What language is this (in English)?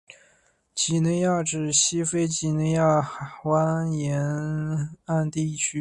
Chinese